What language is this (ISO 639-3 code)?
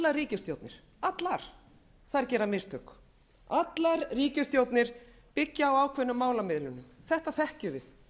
isl